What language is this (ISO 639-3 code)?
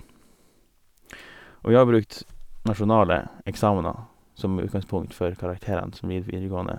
nor